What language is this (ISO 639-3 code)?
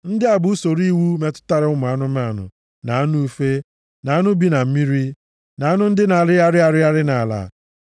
ibo